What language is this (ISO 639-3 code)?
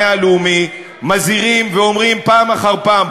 heb